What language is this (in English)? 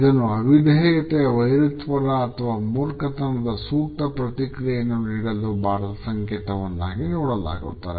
Kannada